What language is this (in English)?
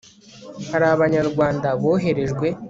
Kinyarwanda